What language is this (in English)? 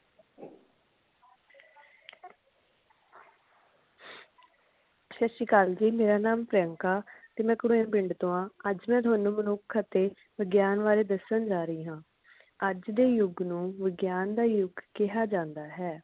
Punjabi